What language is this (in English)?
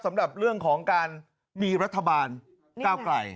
Thai